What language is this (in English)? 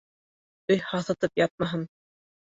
Bashkir